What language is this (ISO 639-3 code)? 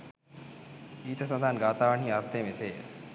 sin